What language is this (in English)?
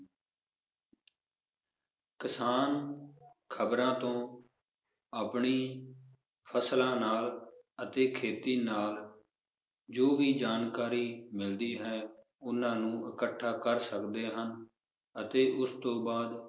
Punjabi